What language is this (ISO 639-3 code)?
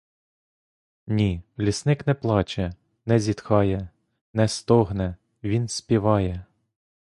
ukr